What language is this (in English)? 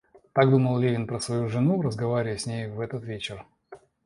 Russian